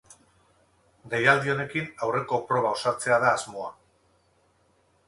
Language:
Basque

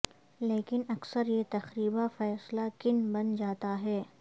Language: Urdu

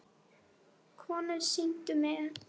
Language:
Icelandic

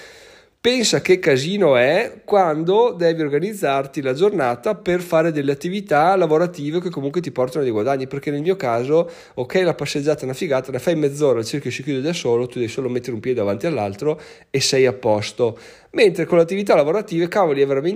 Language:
Italian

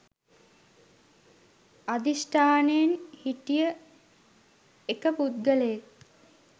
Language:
Sinhala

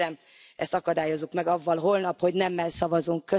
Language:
Hungarian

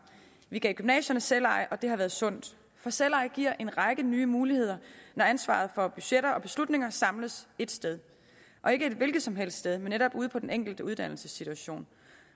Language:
Danish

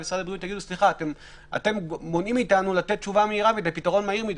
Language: Hebrew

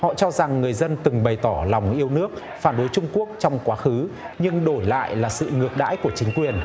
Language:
Vietnamese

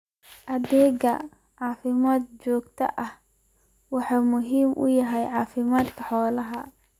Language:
Somali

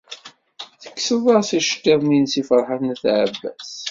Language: Kabyle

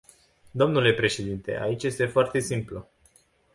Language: Romanian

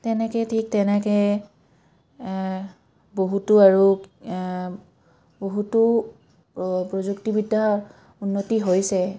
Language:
Assamese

